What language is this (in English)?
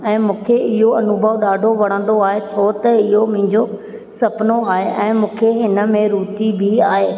Sindhi